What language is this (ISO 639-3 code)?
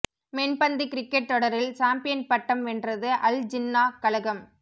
tam